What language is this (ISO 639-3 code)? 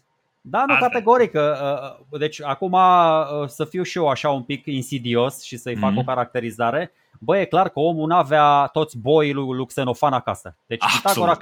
ron